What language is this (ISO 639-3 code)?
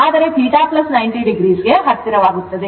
kan